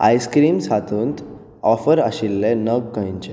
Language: Konkani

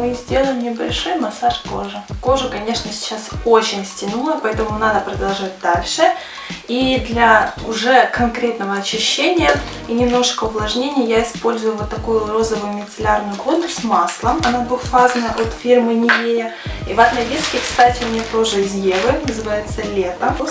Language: Russian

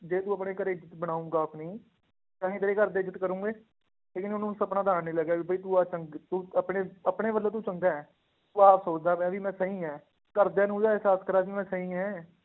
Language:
Punjabi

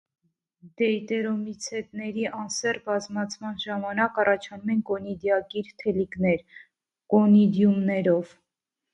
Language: Armenian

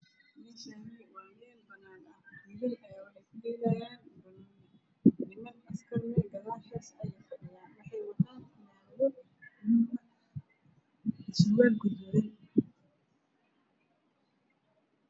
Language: Somali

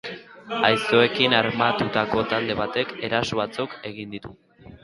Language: Basque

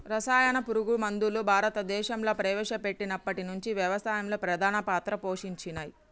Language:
Telugu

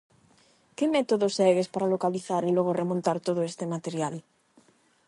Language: Galician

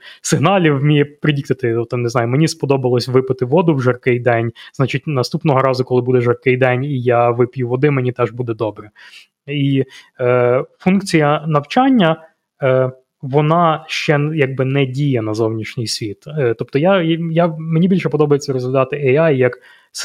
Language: Ukrainian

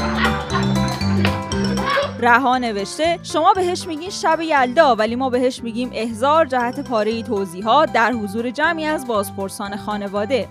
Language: Persian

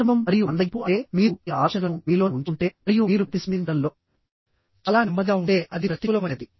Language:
Telugu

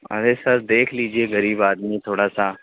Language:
Urdu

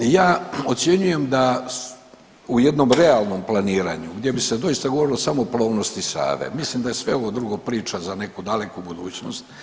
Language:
Croatian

